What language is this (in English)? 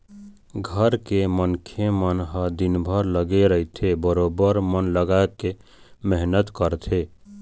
Chhattisgarhi